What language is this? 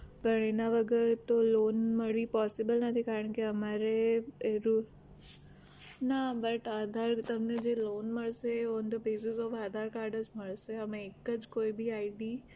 Gujarati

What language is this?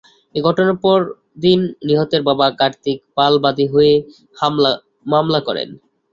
Bangla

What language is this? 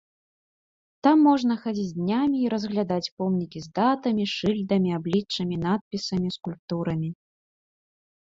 Belarusian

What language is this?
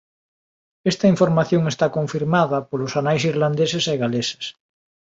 Galician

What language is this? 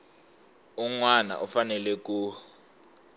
Tsonga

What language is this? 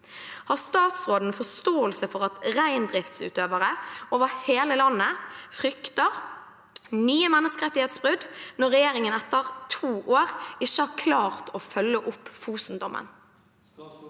Norwegian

